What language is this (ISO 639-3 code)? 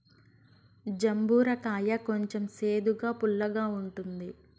tel